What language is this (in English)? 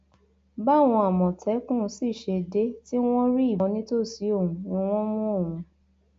Yoruba